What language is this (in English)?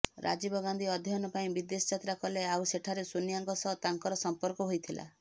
Odia